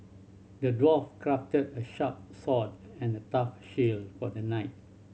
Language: English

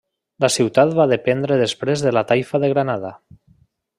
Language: Catalan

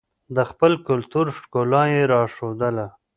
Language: Pashto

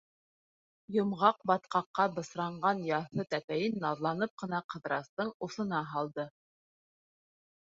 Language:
Bashkir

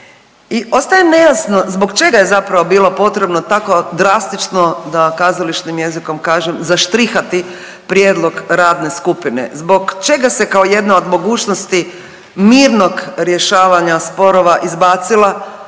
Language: Croatian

